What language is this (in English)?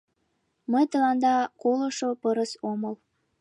Mari